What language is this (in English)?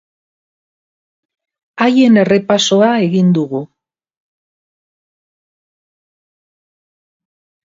Basque